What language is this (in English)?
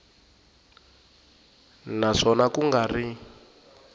Tsonga